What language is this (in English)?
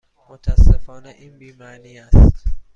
Persian